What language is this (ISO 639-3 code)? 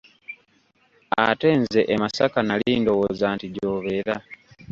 lug